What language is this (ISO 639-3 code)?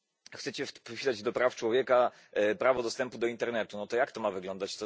pol